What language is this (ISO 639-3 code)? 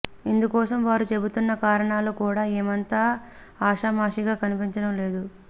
tel